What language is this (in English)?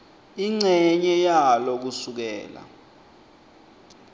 Swati